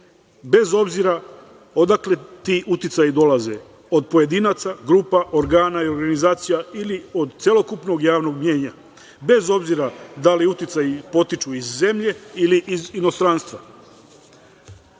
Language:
Serbian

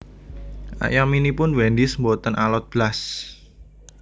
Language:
Javanese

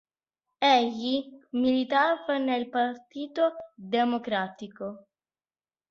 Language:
Italian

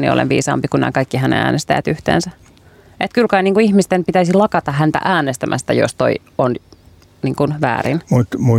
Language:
Finnish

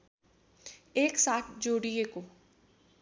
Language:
Nepali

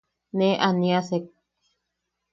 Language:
Yaqui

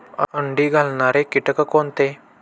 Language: Marathi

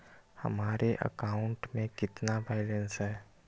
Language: Magahi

